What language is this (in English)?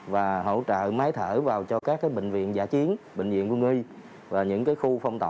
Vietnamese